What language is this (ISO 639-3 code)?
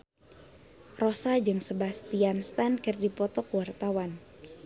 sun